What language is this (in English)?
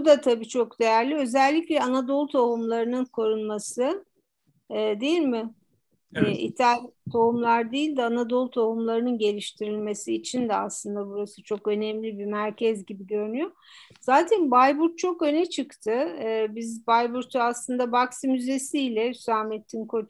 Turkish